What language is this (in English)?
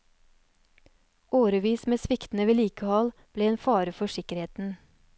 Norwegian